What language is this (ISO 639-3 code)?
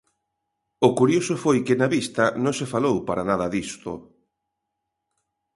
glg